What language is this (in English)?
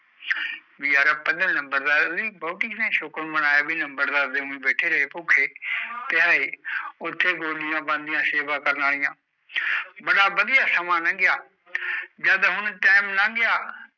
Punjabi